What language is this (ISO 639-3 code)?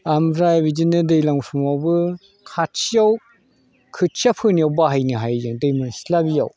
brx